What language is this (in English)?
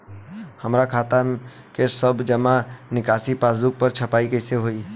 Bhojpuri